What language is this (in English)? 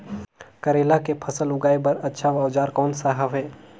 Chhattisgarhi